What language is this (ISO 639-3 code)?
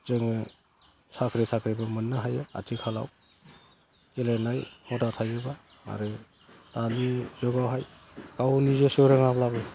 brx